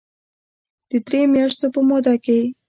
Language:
Pashto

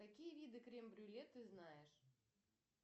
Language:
Russian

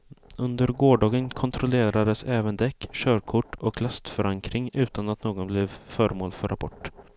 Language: Swedish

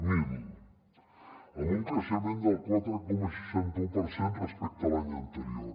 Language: Catalan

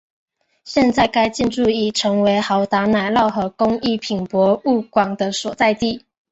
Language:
Chinese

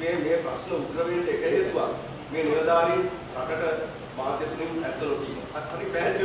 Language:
Indonesian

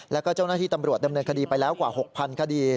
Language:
Thai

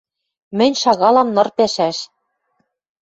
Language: Western Mari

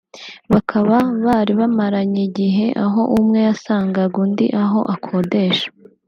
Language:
Kinyarwanda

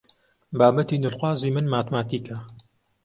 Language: Central Kurdish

